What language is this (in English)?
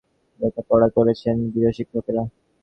Bangla